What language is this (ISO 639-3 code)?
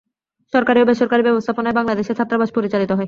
ben